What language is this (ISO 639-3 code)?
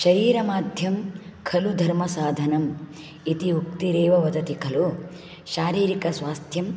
san